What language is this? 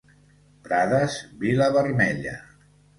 Catalan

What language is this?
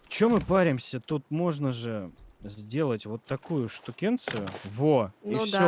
Russian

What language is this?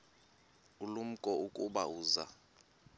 Xhosa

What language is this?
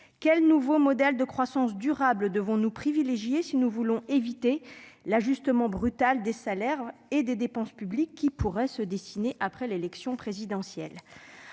French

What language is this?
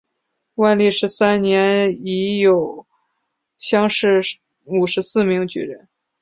Chinese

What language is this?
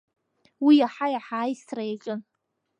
Abkhazian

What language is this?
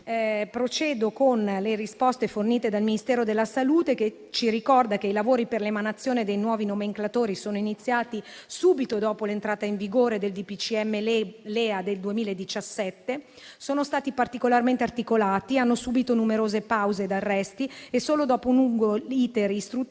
Italian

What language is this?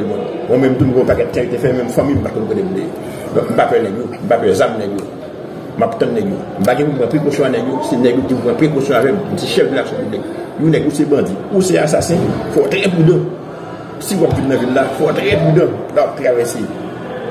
French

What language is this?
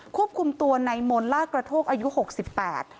Thai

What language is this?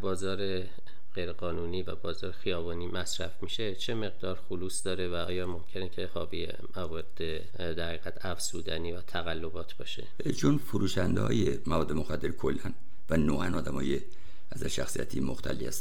Persian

